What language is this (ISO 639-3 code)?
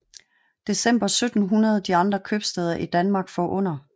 dan